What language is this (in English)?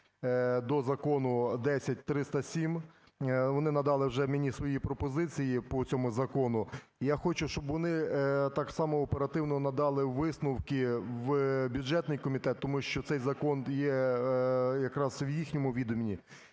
Ukrainian